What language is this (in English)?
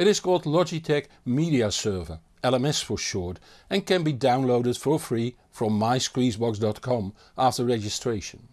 English